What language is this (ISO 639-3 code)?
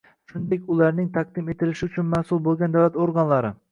uzb